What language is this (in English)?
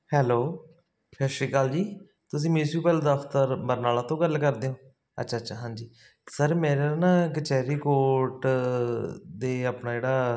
Punjabi